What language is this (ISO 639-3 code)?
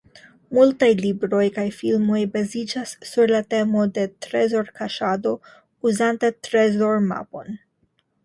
epo